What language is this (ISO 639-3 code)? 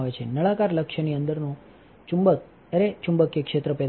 guj